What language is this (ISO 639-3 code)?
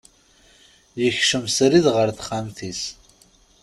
kab